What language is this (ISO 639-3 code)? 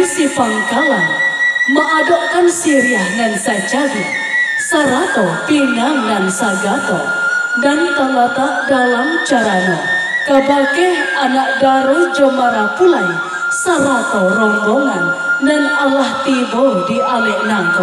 ind